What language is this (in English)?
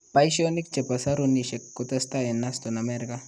Kalenjin